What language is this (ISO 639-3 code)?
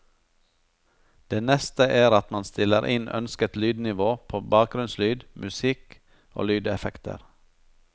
nor